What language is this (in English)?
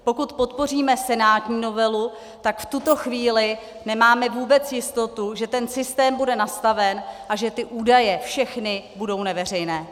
Czech